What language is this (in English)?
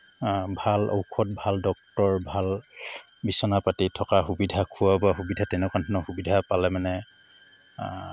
Assamese